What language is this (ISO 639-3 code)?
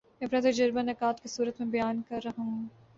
urd